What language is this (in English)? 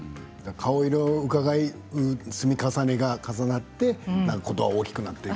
Japanese